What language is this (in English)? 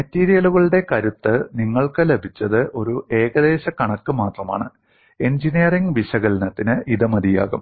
Malayalam